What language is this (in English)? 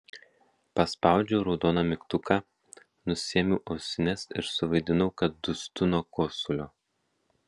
Lithuanian